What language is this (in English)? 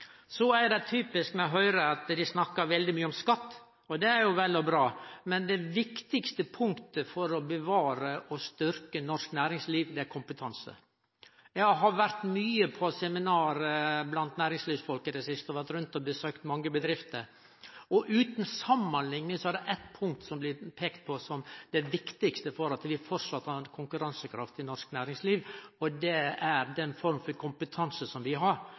Norwegian Nynorsk